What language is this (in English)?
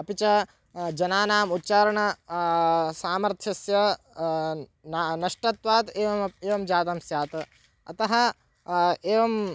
Sanskrit